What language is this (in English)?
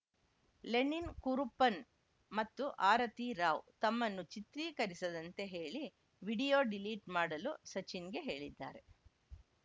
Kannada